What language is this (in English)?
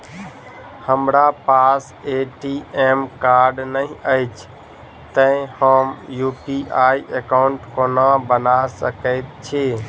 Maithili